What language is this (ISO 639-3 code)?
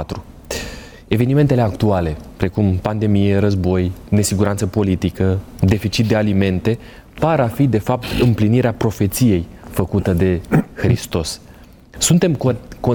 ron